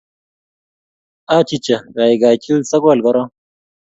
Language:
Kalenjin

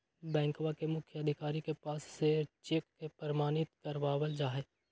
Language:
Magahi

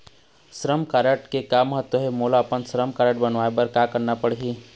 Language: Chhattisgarhi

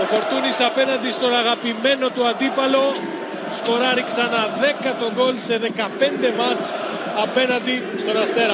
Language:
Greek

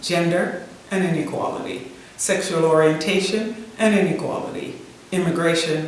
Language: English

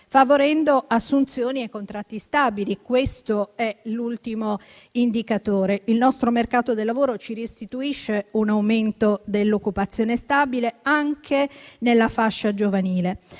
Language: Italian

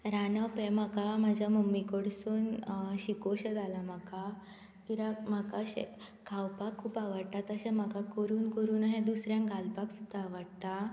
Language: Konkani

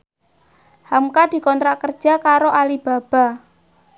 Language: Javanese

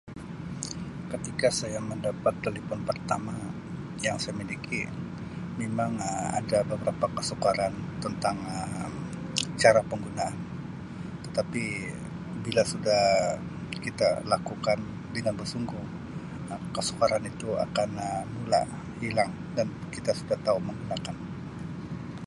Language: Sabah Malay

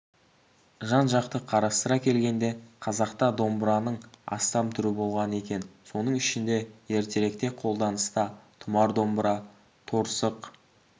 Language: Kazakh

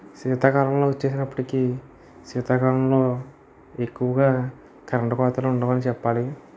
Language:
Telugu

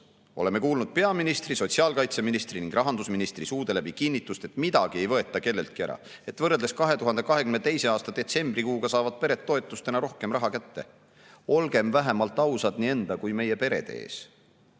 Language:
Estonian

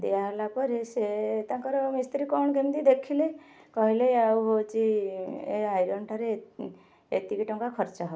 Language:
Odia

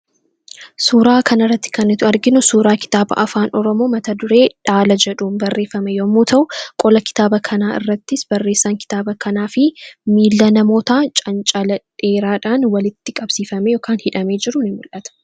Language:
Oromo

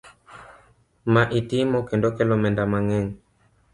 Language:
Luo (Kenya and Tanzania)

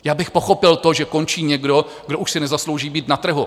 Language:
Czech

